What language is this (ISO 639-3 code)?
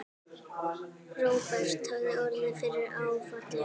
isl